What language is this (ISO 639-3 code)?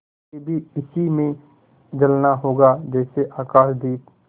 hin